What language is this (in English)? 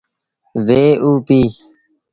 Sindhi Bhil